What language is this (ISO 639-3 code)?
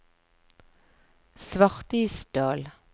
nor